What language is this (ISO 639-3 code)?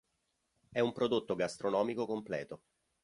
ita